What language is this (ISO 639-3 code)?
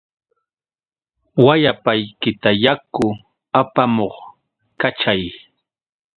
qux